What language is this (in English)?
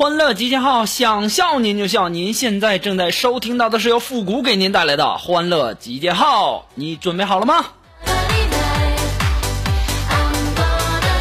Chinese